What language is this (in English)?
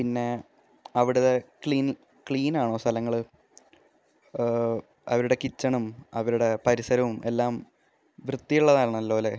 Malayalam